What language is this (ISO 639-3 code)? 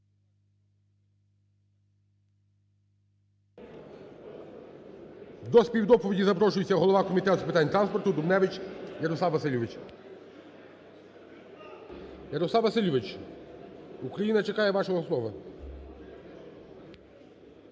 ukr